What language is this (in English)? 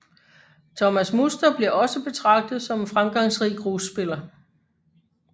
Danish